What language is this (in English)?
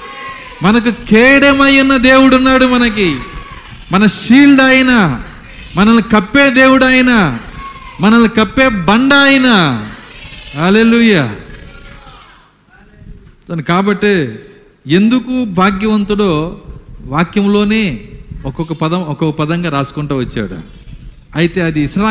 Telugu